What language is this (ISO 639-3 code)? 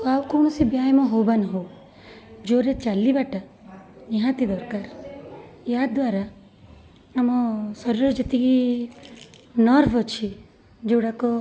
ori